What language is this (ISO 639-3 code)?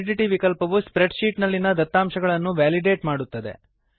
kan